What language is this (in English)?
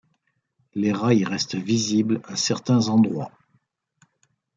French